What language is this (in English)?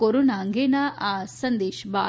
Gujarati